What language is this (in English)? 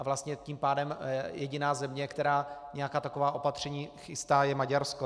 Czech